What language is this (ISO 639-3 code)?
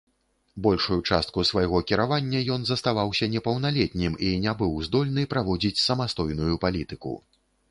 bel